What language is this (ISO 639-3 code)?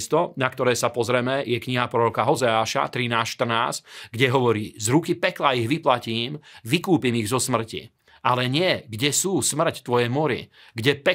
slk